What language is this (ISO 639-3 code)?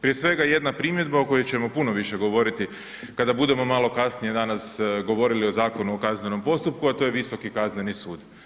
hrv